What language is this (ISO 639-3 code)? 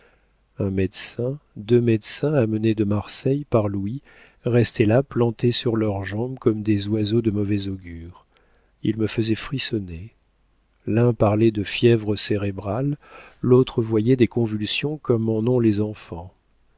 fra